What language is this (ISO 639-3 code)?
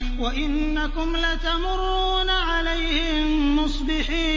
ara